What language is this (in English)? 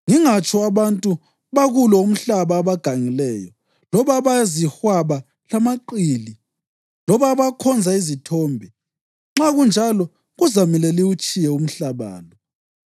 North Ndebele